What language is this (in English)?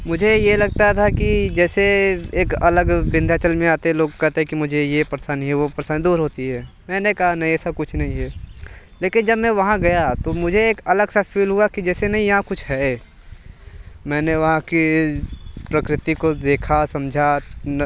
Hindi